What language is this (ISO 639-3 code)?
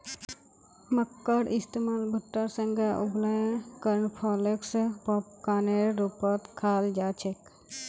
mag